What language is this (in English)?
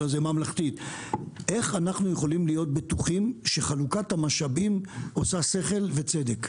Hebrew